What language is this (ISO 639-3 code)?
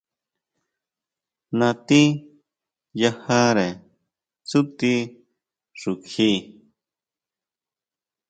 mau